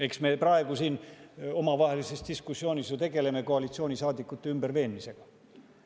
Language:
Estonian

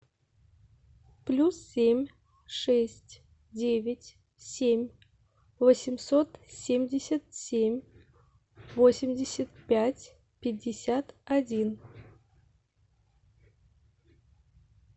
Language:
Russian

